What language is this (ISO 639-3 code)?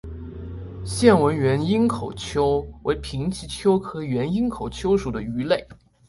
zho